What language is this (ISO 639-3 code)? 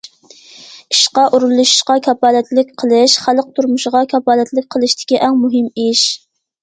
uig